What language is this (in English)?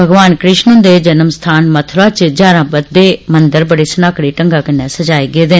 Dogri